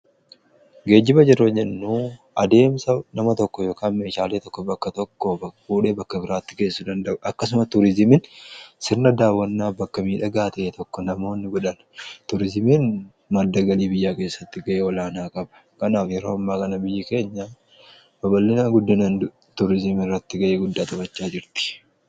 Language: Oromo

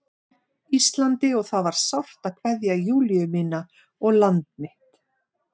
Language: Icelandic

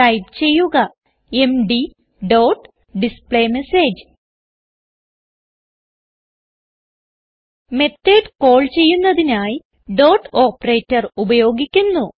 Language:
Malayalam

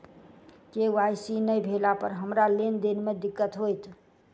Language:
Maithili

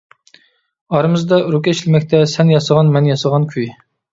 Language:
Uyghur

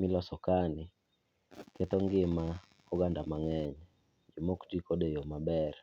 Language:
Luo (Kenya and Tanzania)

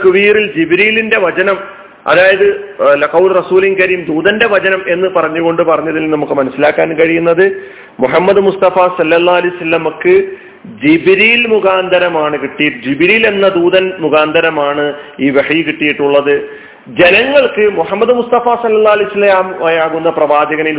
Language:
Malayalam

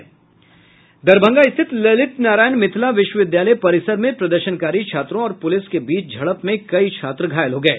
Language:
Hindi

